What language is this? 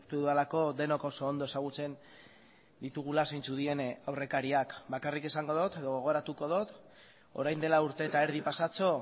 Basque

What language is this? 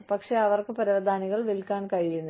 Malayalam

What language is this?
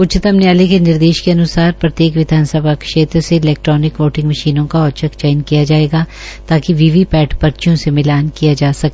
Hindi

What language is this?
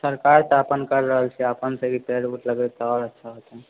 Maithili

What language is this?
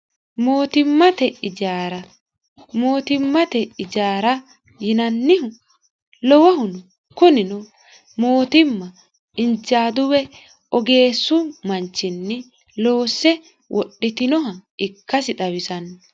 Sidamo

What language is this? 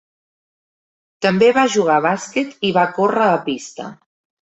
Catalan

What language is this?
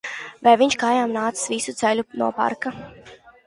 Latvian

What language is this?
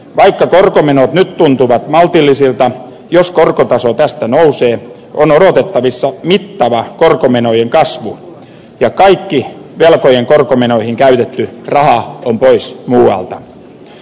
Finnish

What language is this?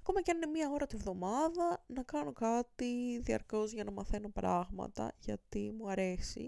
Greek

